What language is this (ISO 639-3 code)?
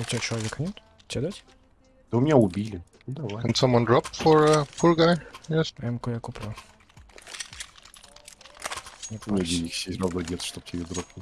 rus